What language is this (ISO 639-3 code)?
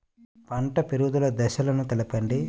tel